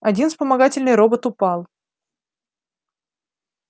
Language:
Russian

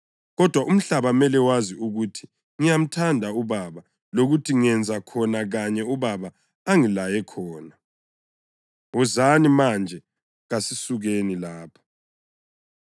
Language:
North Ndebele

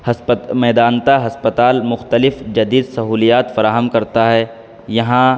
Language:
Urdu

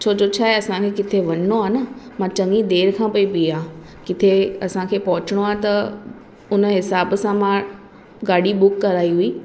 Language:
Sindhi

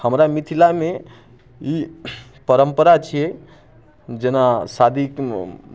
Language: Maithili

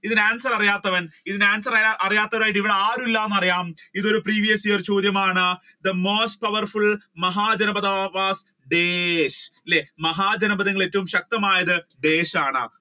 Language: Malayalam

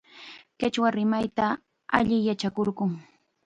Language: Chiquián Ancash Quechua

